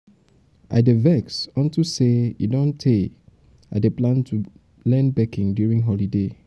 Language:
Nigerian Pidgin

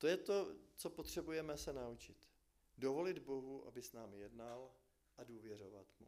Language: Czech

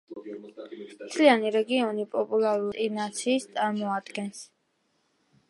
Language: Georgian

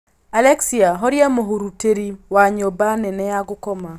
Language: Kikuyu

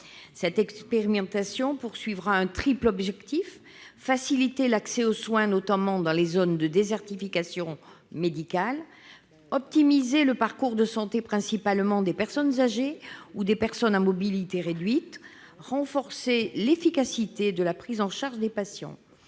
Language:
French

